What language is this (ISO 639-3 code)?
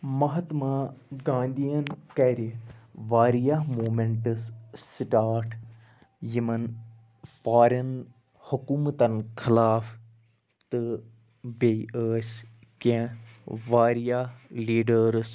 kas